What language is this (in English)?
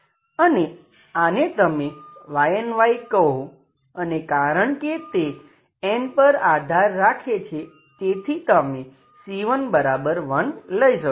Gujarati